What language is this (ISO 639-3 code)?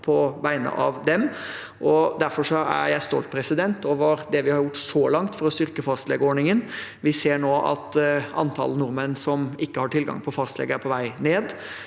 nor